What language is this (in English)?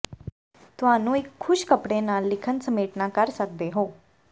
Punjabi